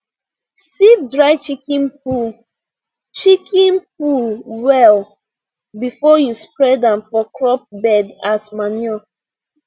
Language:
Nigerian Pidgin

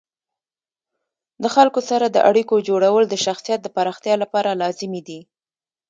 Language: Pashto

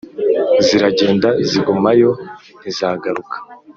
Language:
Kinyarwanda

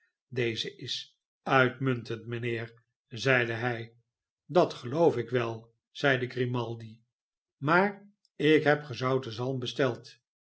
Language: Dutch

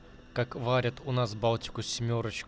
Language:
Russian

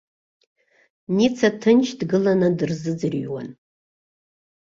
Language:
Abkhazian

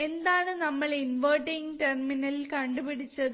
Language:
Malayalam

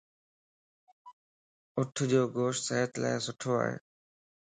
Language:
Lasi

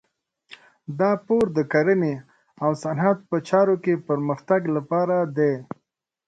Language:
Pashto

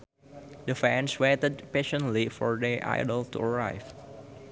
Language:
Sundanese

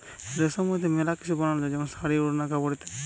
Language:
Bangla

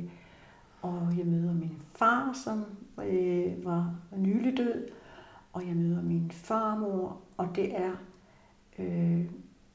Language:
Danish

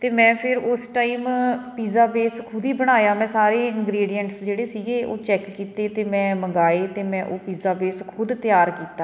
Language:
Punjabi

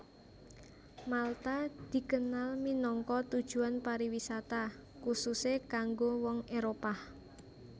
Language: Javanese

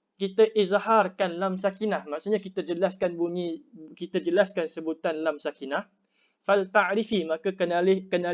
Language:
Malay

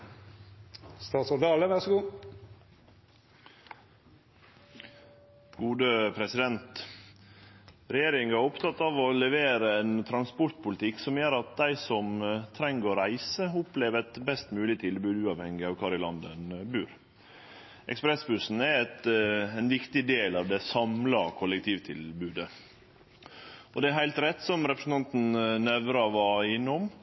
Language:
Norwegian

